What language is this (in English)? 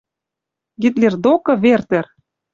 Western Mari